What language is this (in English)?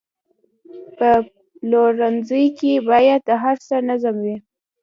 Pashto